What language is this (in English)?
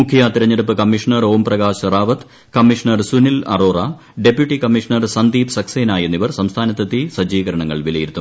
Malayalam